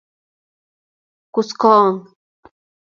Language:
Kalenjin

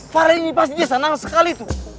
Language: Indonesian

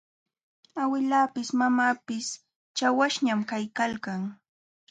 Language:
Jauja Wanca Quechua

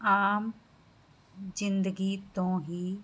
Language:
Punjabi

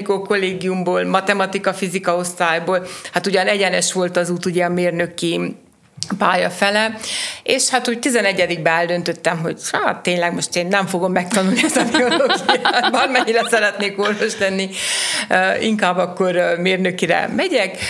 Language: Hungarian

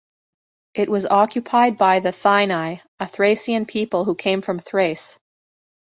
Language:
English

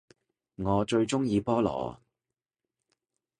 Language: Cantonese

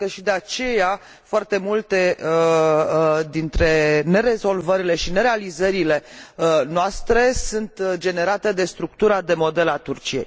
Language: Romanian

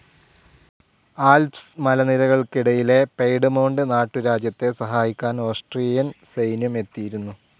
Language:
Malayalam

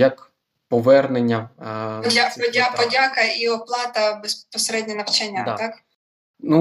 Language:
Ukrainian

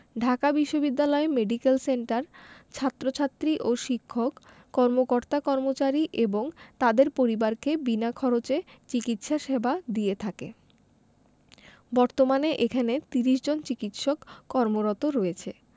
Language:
Bangla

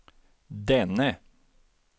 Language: Swedish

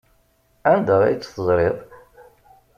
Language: Kabyle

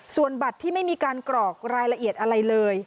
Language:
Thai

